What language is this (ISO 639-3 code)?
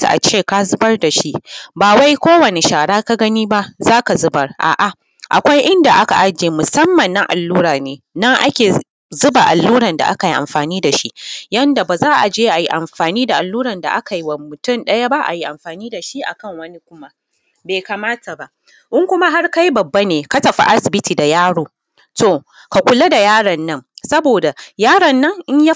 hau